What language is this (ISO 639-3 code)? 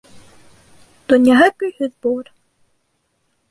bak